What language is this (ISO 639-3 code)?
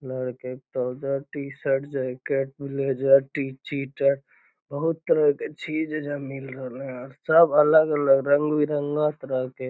mag